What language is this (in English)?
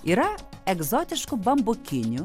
Lithuanian